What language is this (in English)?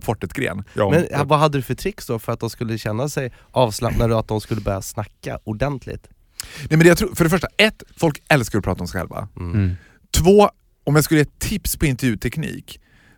Swedish